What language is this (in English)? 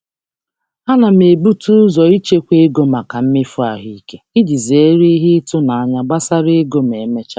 Igbo